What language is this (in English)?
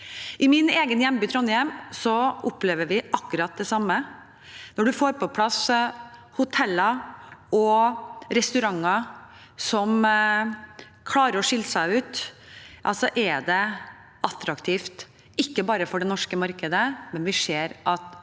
Norwegian